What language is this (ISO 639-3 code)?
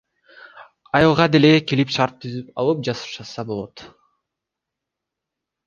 kir